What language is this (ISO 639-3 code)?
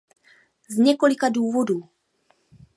ces